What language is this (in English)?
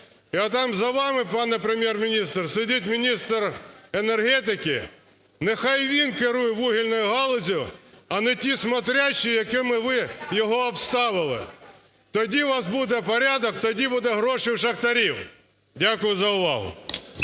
Ukrainian